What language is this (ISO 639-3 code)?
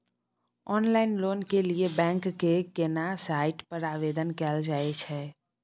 mai